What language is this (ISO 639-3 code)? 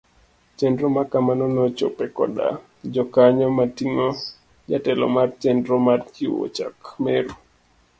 luo